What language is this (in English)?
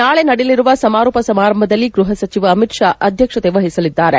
Kannada